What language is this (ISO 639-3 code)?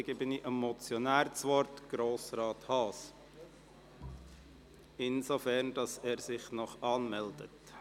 gsw